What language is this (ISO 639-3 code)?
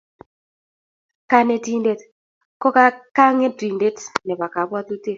kln